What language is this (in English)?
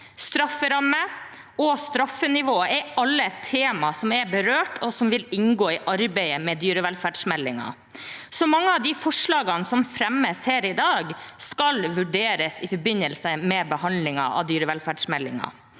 Norwegian